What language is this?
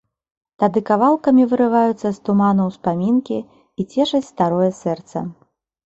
Belarusian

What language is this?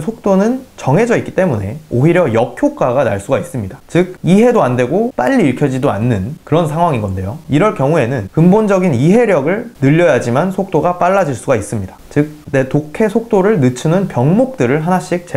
Korean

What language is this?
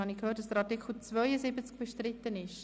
Swiss German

